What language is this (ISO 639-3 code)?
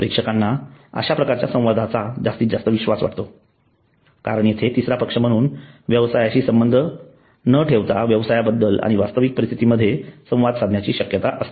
mar